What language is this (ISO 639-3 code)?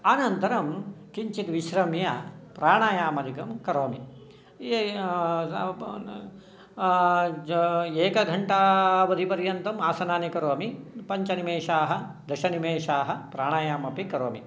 san